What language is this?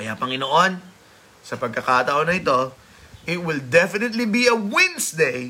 Filipino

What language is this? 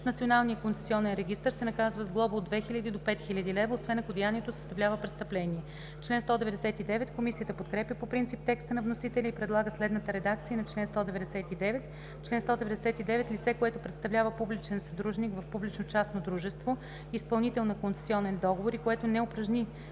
Bulgarian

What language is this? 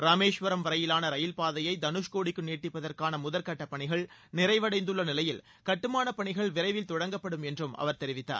Tamil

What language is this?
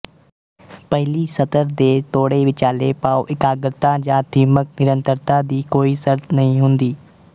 Punjabi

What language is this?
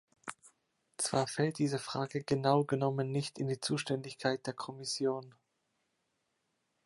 German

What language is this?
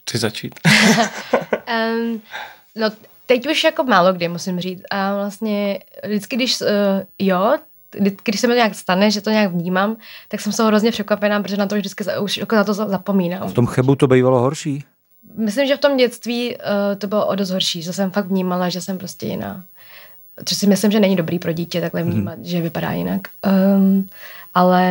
Czech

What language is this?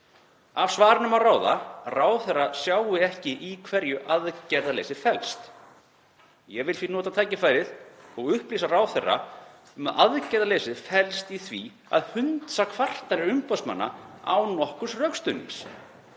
Icelandic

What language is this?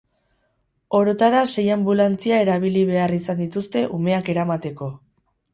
Basque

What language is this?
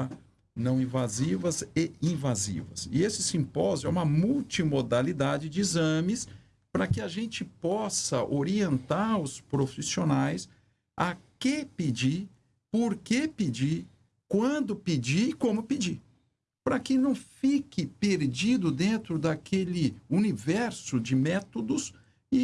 Portuguese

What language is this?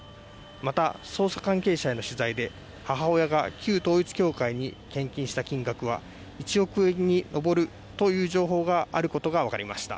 Japanese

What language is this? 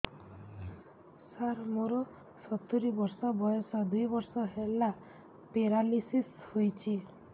Odia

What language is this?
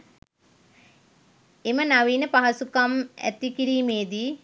Sinhala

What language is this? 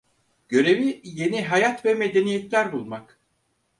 Turkish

